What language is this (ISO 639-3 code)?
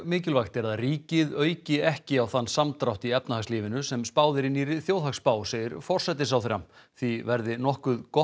isl